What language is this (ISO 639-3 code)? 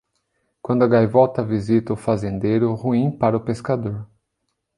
por